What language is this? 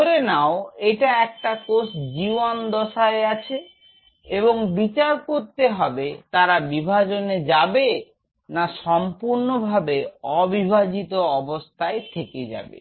Bangla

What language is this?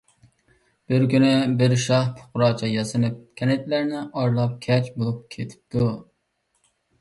Uyghur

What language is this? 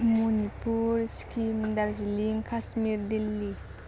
Bodo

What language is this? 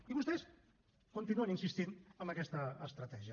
Catalan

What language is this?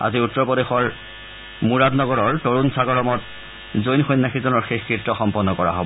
Assamese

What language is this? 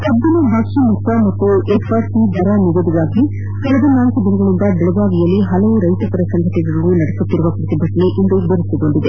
Kannada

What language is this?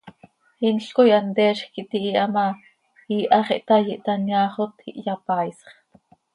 Seri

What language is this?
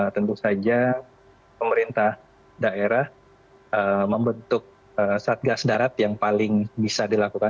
Indonesian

